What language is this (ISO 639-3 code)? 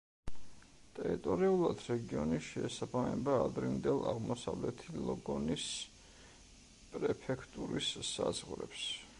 kat